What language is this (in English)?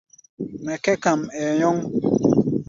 Gbaya